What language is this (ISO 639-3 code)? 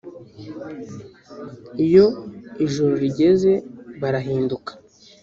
kin